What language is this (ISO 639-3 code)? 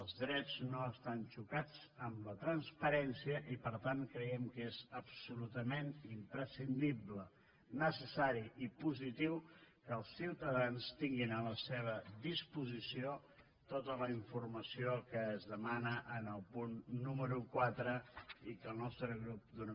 cat